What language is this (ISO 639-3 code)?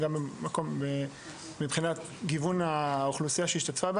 heb